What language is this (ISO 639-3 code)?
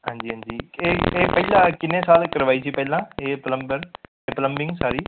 pan